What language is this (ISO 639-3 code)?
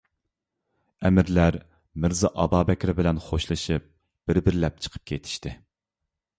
uig